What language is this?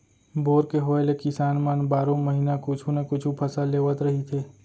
Chhattisgarhi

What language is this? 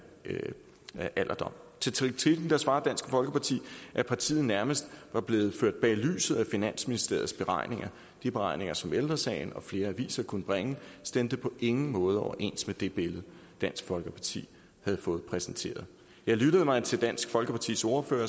Danish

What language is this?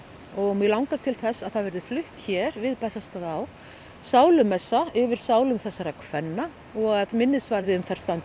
Icelandic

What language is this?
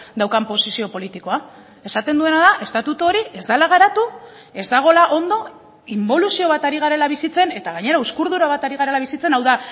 Basque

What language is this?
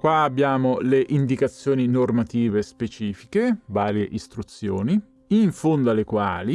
Italian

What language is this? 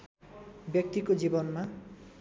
Nepali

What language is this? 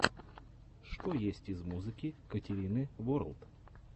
Russian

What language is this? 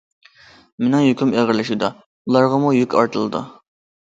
Uyghur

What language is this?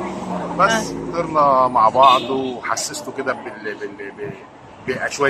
Arabic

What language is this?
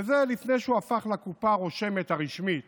Hebrew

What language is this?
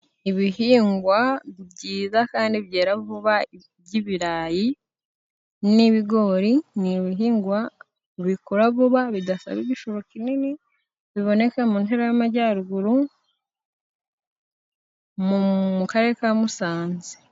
Kinyarwanda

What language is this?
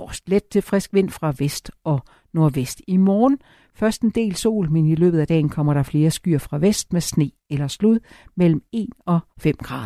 Danish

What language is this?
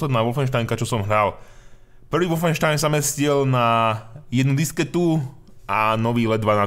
Czech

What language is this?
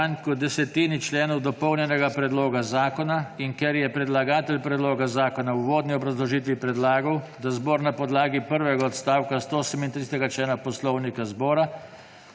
Slovenian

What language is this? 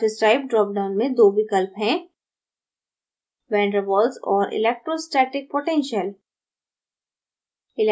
Hindi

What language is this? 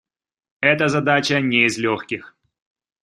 Russian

